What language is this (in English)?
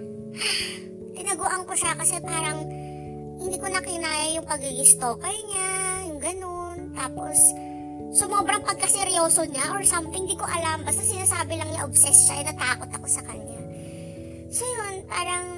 Filipino